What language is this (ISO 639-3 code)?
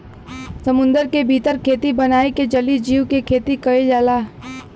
bho